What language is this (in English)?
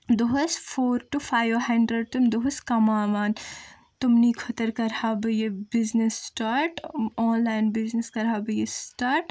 Kashmiri